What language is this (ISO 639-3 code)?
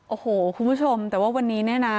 tha